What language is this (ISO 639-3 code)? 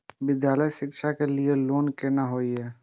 mai